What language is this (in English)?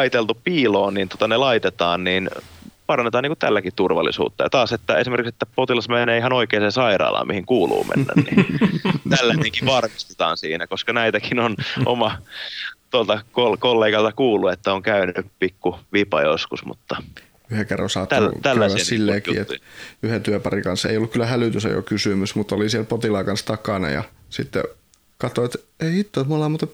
Finnish